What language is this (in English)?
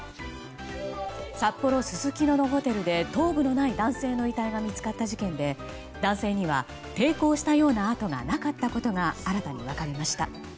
Japanese